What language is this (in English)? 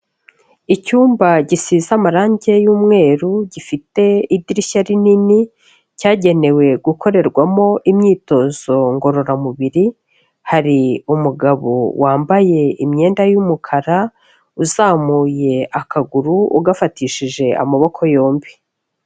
Kinyarwanda